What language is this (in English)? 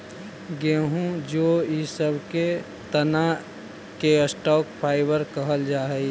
Magahi